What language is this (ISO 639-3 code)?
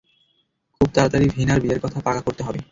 ben